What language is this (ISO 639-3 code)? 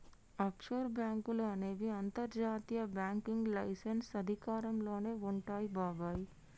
tel